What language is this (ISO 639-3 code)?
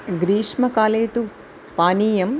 san